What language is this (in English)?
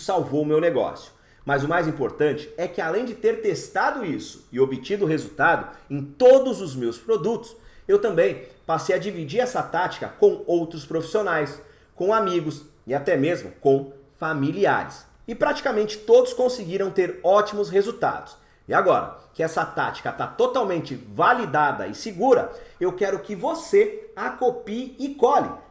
Portuguese